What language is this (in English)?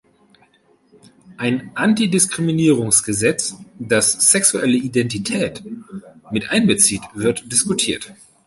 German